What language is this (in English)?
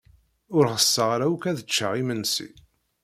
Kabyle